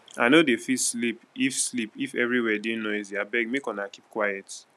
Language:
Nigerian Pidgin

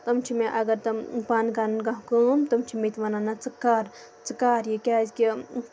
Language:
Kashmiri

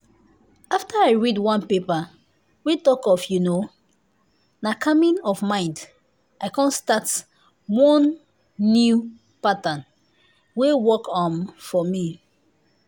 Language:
Nigerian Pidgin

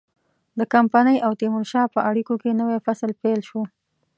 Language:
Pashto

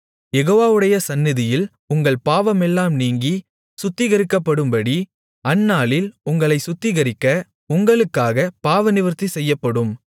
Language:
Tamil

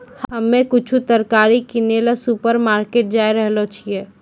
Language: Maithili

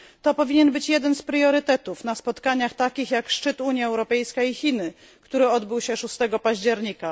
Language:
Polish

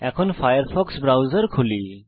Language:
Bangla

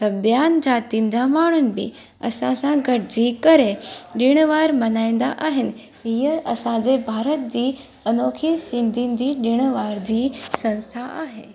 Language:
Sindhi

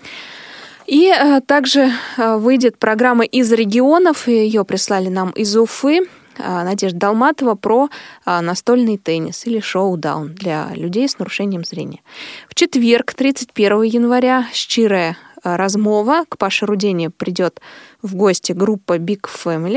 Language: Russian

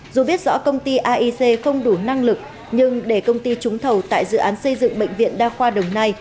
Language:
Vietnamese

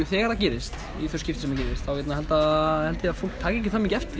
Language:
Icelandic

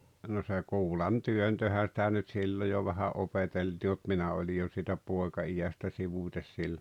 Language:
Finnish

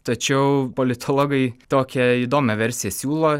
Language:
Lithuanian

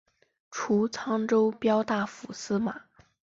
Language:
Chinese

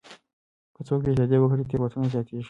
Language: Pashto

